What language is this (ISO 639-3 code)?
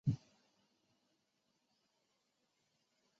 zho